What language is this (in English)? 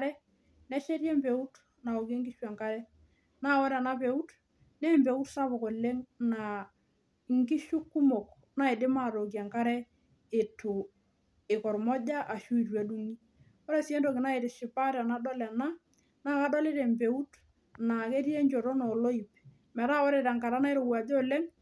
Masai